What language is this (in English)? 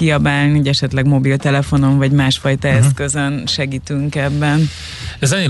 Hungarian